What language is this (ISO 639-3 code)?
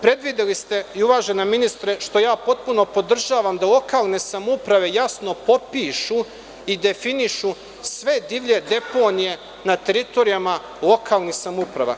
srp